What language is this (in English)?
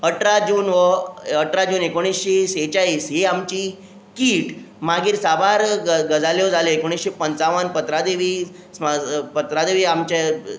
Konkani